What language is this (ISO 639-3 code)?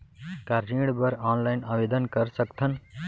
hne